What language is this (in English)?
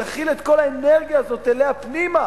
Hebrew